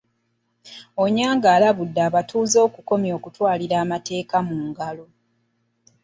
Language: Ganda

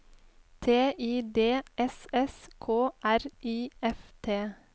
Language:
Norwegian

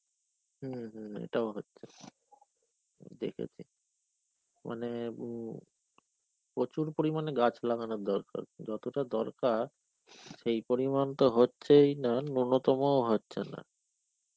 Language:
Bangla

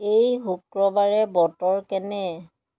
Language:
Assamese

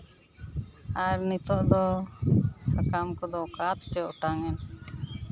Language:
Santali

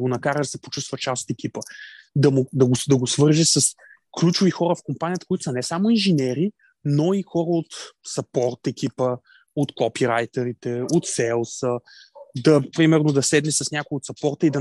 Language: Bulgarian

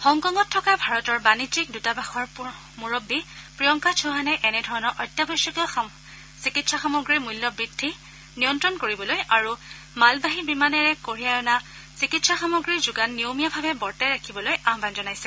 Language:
Assamese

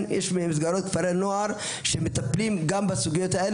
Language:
Hebrew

